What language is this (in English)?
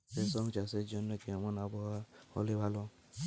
Bangla